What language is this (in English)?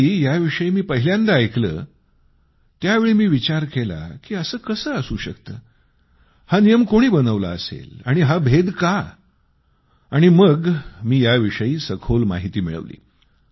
Marathi